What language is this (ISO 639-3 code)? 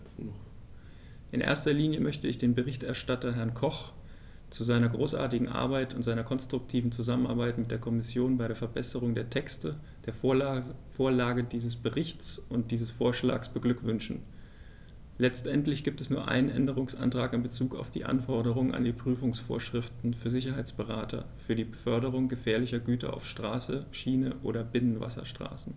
deu